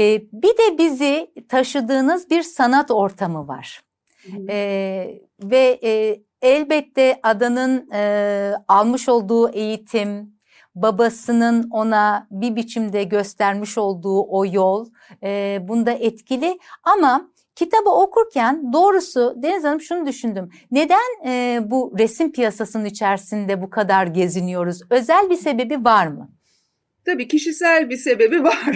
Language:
Turkish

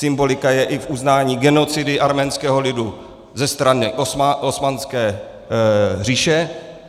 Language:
Czech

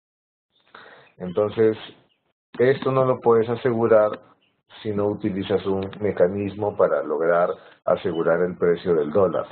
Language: Spanish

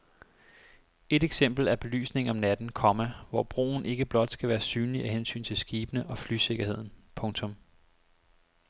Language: Danish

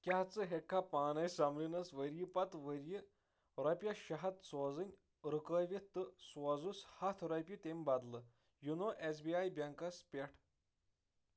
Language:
Kashmiri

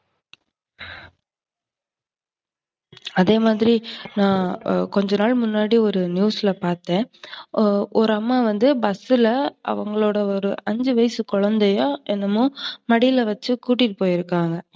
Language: Tamil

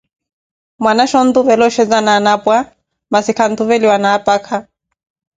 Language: Koti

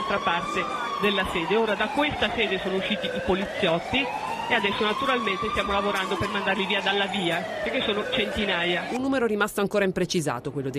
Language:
Italian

